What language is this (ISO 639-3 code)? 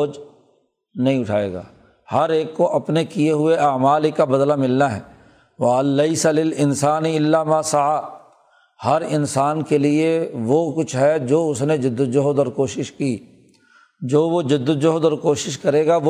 urd